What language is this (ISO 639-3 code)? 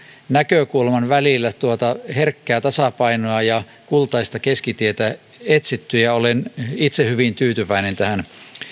fin